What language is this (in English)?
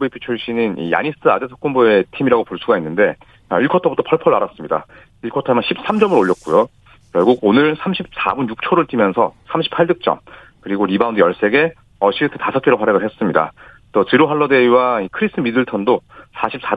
Korean